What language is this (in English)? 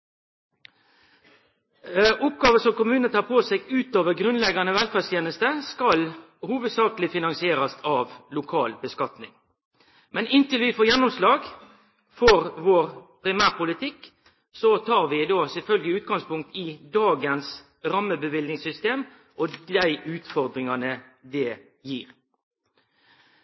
Norwegian Nynorsk